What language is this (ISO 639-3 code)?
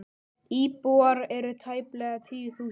isl